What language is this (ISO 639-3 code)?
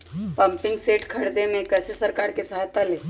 mag